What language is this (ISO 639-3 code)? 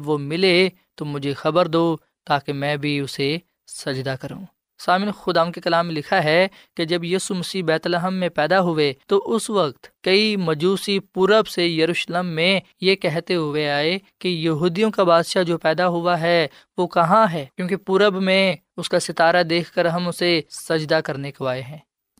urd